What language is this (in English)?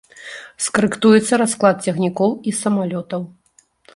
Belarusian